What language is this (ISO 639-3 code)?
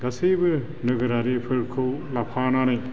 brx